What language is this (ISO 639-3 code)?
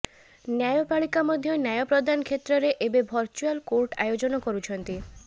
ori